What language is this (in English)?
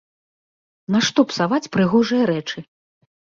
Belarusian